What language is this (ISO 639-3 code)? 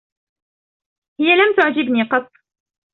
ara